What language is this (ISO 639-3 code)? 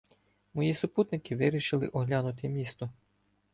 ukr